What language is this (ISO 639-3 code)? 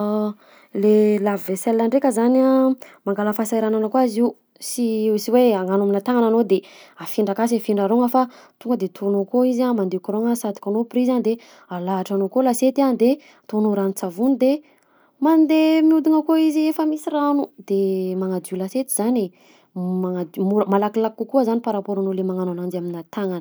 bzc